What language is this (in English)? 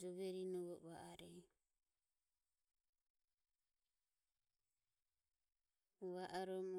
Ömie